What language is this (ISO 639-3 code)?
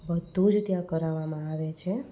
guj